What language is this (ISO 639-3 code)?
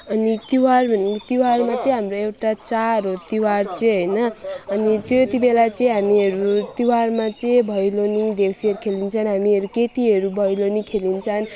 nep